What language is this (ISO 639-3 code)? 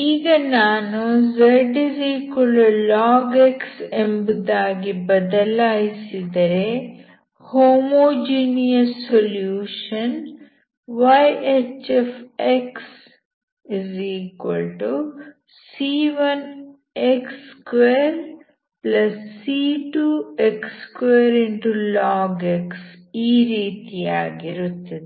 kan